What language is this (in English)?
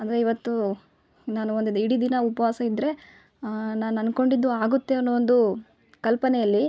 Kannada